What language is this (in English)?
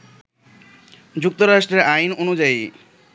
Bangla